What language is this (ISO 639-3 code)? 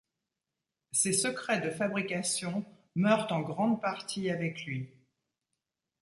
fra